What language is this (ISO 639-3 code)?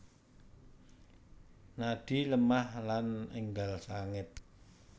jav